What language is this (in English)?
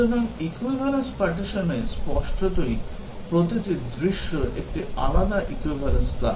Bangla